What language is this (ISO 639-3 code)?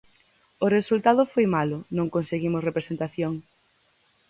glg